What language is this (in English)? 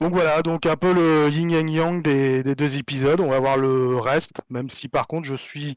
French